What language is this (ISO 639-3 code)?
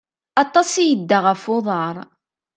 kab